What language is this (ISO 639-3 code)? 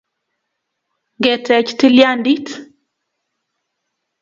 kln